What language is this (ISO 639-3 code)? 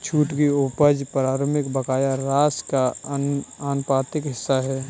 hin